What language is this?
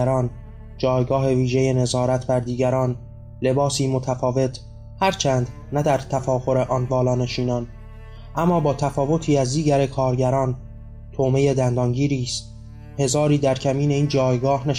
Persian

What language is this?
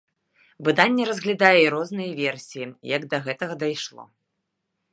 Belarusian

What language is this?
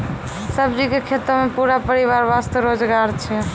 Maithili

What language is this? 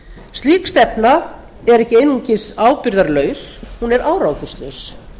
Icelandic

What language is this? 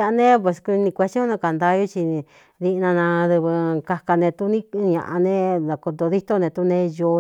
Cuyamecalco Mixtec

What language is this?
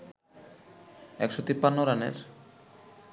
Bangla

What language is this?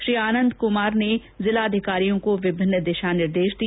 Hindi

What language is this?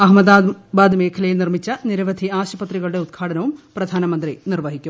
Malayalam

